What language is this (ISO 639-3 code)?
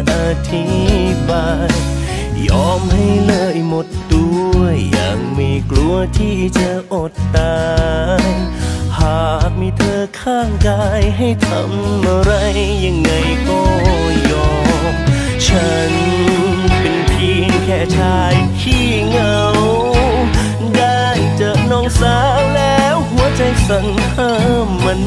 tha